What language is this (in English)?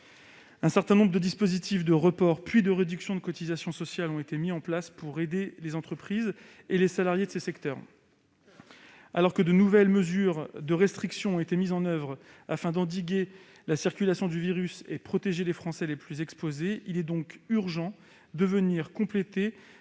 French